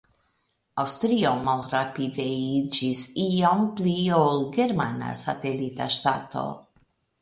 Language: Esperanto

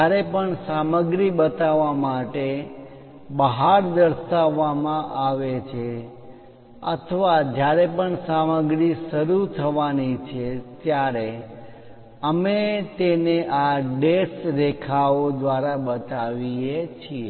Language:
Gujarati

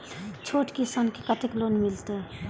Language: Maithili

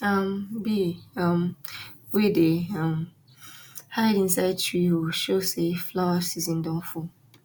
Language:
Nigerian Pidgin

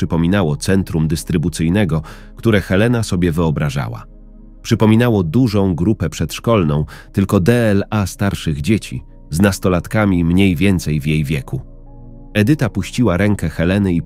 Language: Polish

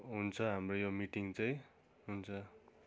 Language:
Nepali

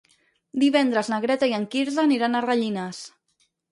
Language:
Catalan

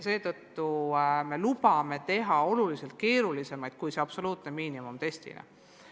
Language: Estonian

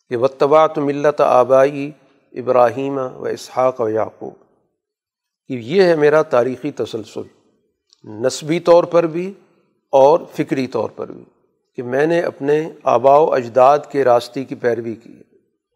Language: Urdu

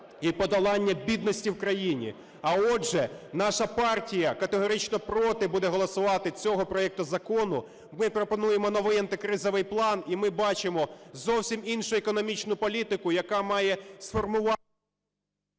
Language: Ukrainian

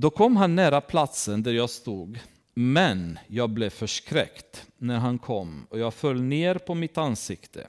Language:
Swedish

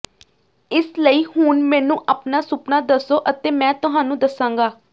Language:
Punjabi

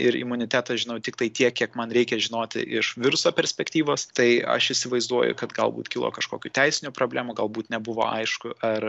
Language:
Lithuanian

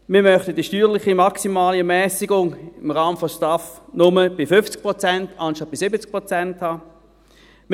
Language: Swiss German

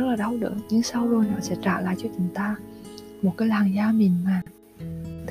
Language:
Vietnamese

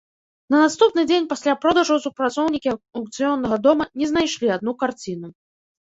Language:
Belarusian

